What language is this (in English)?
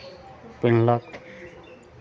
Maithili